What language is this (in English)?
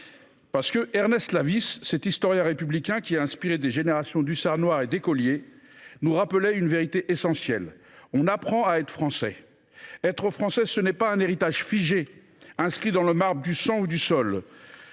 French